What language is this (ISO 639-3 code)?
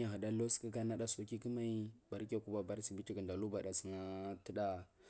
mfm